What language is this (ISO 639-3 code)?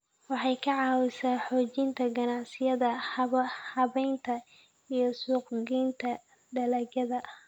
som